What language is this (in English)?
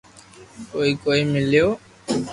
Loarki